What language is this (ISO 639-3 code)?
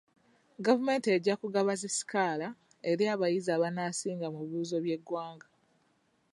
lug